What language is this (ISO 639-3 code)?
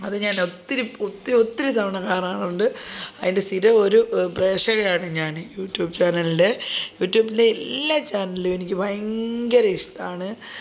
mal